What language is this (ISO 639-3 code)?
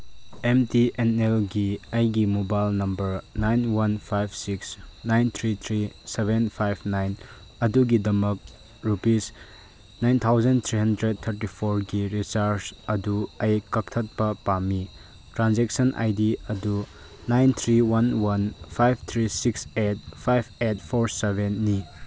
mni